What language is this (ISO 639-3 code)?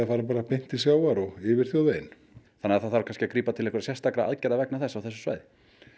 isl